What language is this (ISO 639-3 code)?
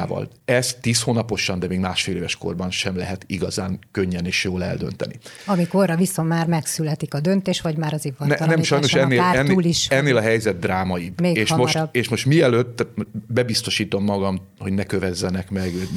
hun